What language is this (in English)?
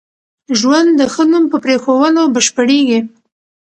Pashto